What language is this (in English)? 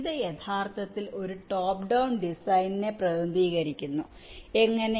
Malayalam